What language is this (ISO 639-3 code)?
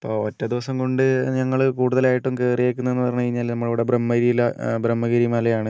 mal